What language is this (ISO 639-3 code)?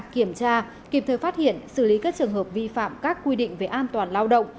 vie